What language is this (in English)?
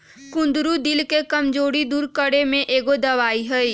Magahi